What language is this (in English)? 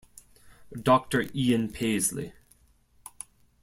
English